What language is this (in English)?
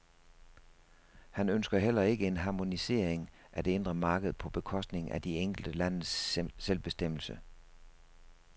Danish